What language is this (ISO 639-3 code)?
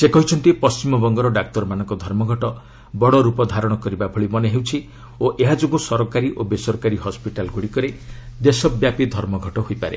ori